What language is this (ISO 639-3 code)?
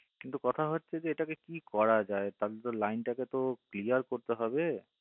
ben